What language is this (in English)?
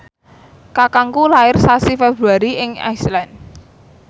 Javanese